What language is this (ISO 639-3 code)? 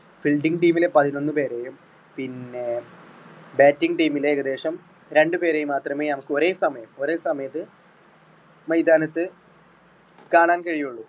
mal